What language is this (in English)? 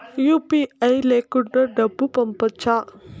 Telugu